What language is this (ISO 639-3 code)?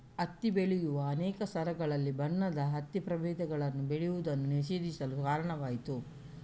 kan